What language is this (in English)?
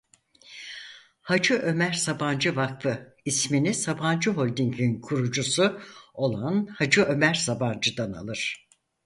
Turkish